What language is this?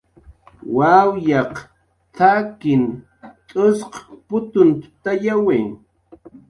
Jaqaru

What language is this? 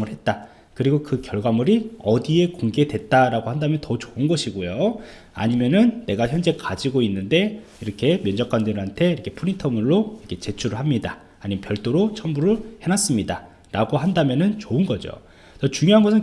Korean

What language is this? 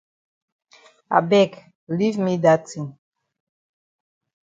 Cameroon Pidgin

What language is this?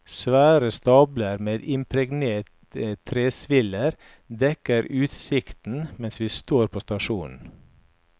Norwegian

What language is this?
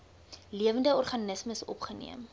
Afrikaans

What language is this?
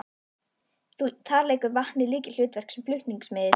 Icelandic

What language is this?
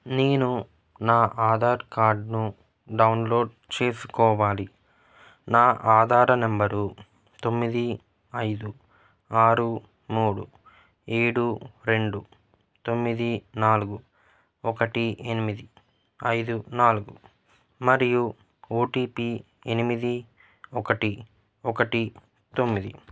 Telugu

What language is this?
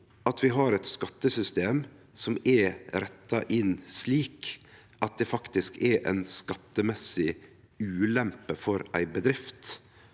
Norwegian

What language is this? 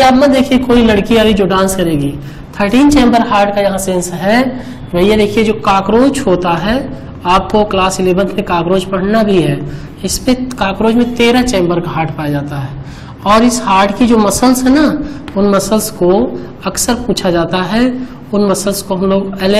Hindi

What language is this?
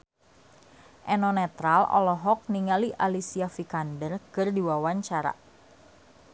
Sundanese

